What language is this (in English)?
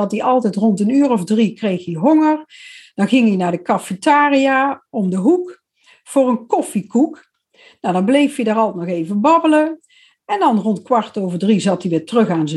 Dutch